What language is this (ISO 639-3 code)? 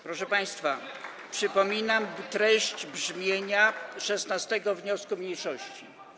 pol